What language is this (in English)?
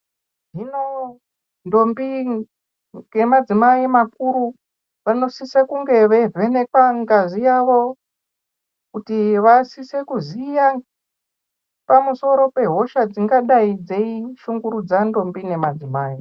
Ndau